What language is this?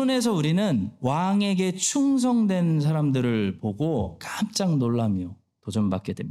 Korean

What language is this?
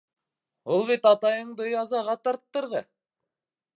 Bashkir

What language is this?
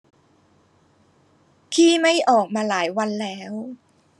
Thai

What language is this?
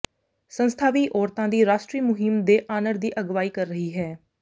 Punjabi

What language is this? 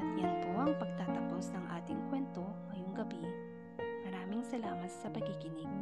Filipino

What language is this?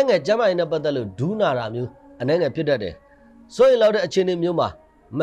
Arabic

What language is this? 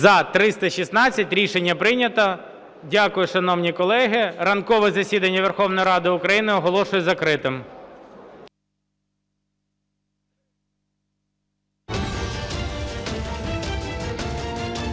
Ukrainian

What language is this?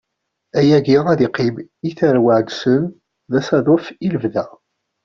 Kabyle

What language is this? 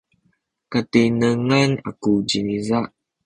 Sakizaya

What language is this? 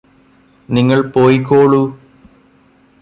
Malayalam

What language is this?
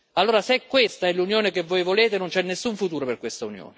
Italian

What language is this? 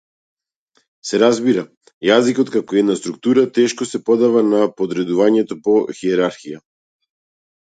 Macedonian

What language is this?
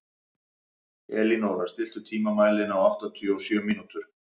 Icelandic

